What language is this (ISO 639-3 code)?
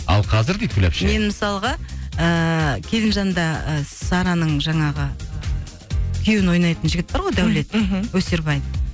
kaz